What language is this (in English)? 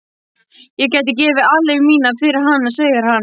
Icelandic